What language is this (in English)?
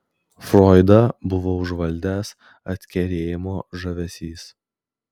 Lithuanian